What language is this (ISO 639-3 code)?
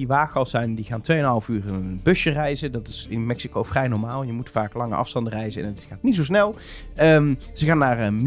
nld